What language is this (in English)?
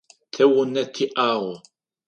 Adyghe